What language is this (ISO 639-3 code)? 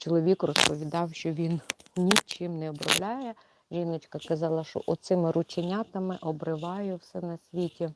ukr